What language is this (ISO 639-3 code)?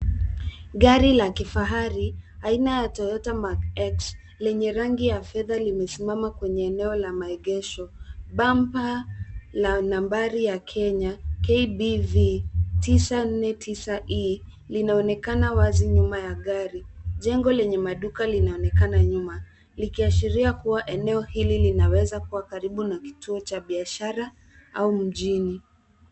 swa